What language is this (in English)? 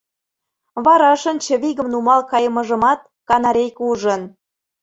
Mari